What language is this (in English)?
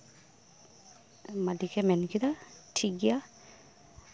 Santali